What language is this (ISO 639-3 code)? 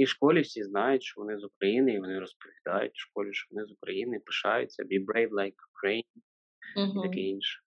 ukr